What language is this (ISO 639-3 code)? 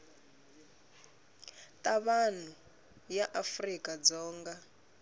tso